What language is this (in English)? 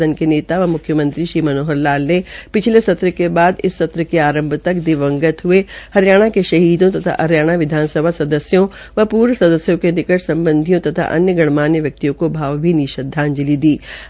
Hindi